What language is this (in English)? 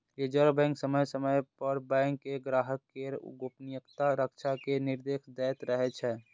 Maithili